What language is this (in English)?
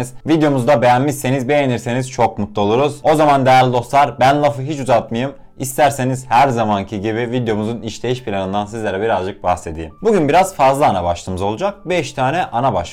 Turkish